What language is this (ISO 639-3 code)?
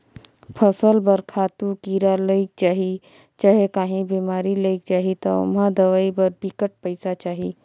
hne